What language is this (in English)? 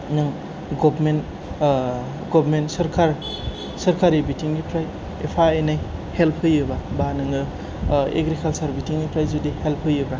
Bodo